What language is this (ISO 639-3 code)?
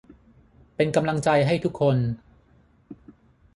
tha